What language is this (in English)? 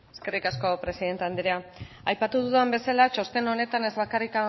Basque